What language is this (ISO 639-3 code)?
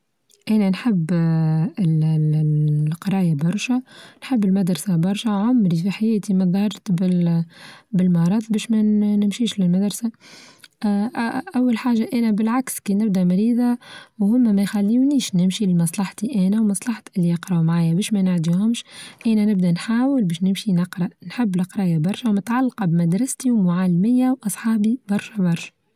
aeb